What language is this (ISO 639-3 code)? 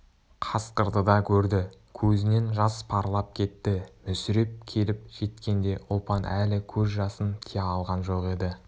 kaz